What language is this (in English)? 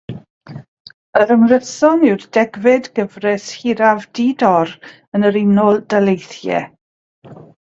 Welsh